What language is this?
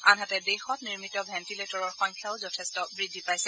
Assamese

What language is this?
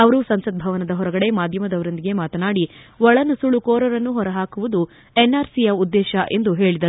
Kannada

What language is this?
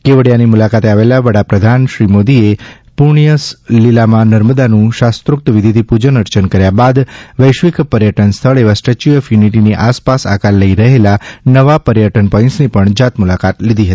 Gujarati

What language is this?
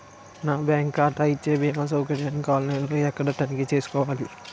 Telugu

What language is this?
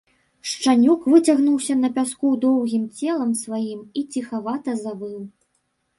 Belarusian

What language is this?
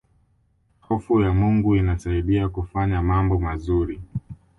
Swahili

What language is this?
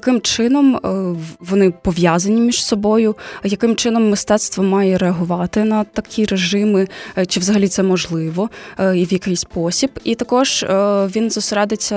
Ukrainian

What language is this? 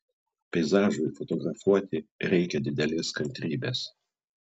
Lithuanian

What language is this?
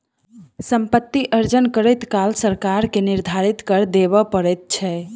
Maithili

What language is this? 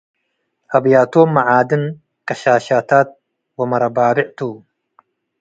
Tigre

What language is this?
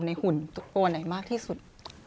Thai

